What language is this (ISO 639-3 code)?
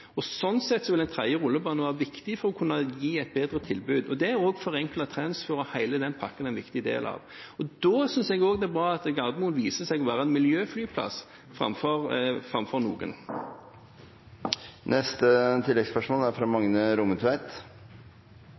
nor